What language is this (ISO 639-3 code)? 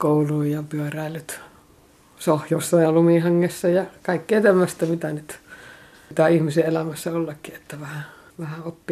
fin